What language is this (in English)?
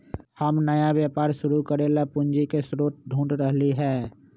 Magahi